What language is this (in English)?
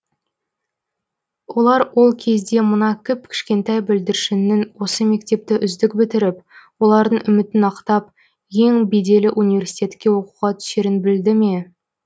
Kazakh